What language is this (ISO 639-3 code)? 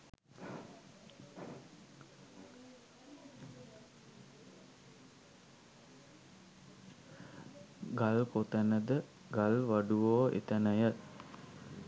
sin